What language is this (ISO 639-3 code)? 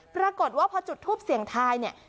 tha